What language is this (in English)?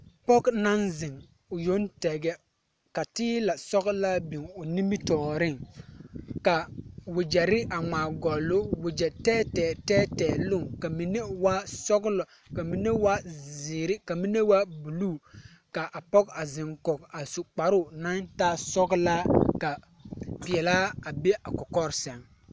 Southern Dagaare